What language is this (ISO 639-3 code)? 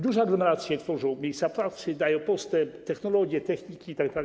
pol